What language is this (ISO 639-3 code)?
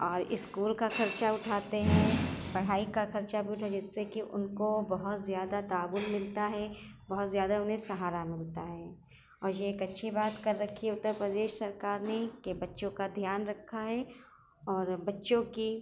urd